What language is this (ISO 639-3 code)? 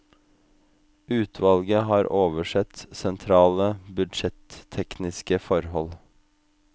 nor